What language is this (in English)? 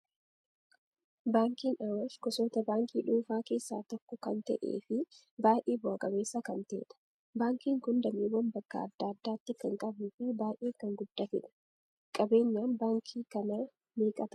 Oromo